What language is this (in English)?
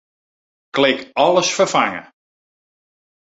Western Frisian